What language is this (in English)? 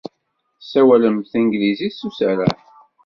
Kabyle